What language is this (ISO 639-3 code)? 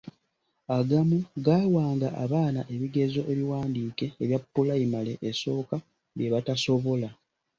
lug